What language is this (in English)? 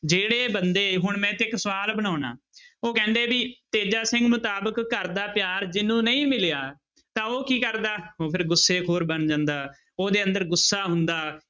Punjabi